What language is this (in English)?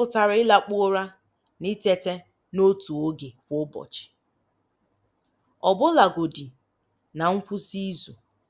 Igbo